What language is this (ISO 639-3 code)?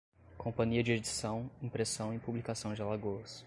por